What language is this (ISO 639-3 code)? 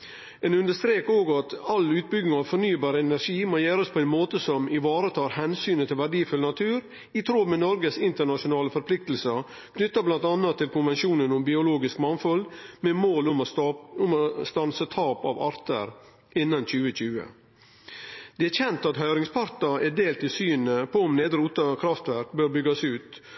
nno